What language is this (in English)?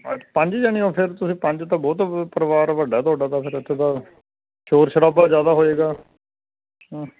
Punjabi